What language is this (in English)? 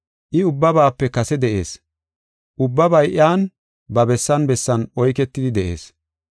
Gofa